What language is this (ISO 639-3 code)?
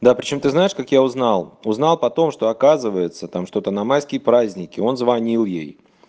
rus